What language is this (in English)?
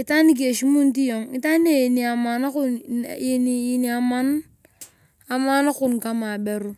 Turkana